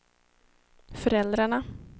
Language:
Swedish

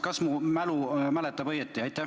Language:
Estonian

